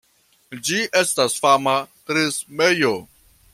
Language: Esperanto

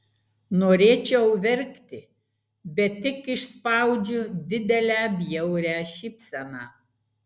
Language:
Lithuanian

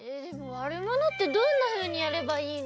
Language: Japanese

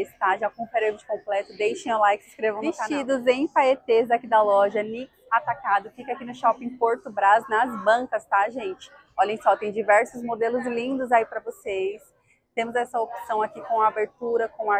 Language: Portuguese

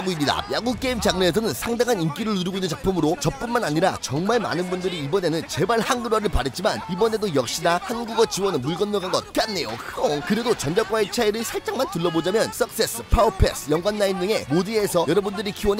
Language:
Korean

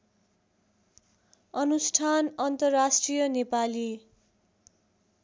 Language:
Nepali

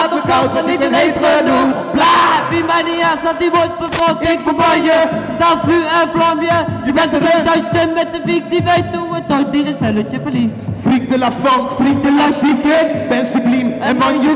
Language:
Dutch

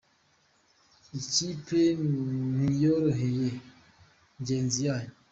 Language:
Kinyarwanda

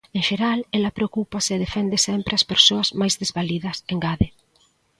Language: Galician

